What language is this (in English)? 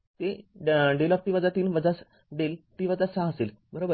Marathi